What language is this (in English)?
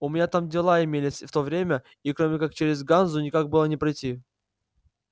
Russian